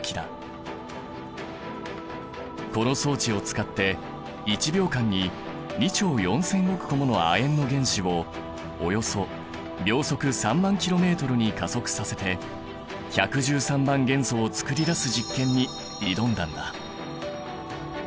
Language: Japanese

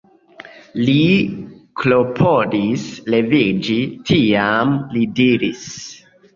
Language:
Esperanto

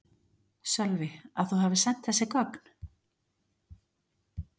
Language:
Icelandic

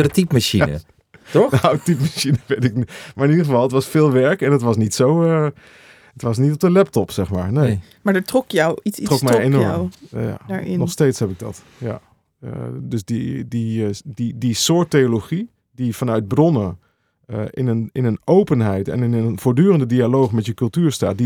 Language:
Dutch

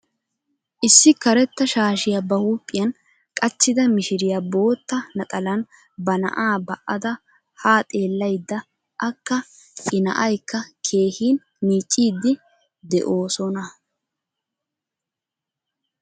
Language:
Wolaytta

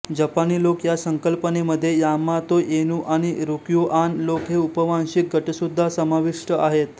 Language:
Marathi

